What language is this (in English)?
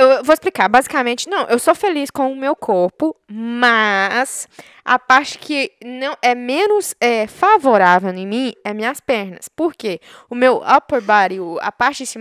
Portuguese